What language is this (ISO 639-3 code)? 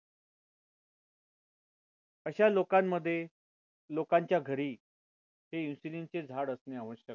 mar